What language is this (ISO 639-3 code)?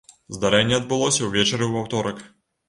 bel